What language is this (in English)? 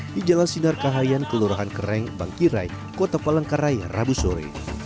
Indonesian